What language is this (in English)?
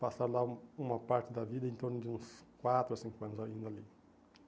Portuguese